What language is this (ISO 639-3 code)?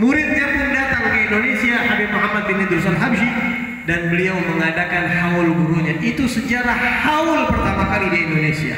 ind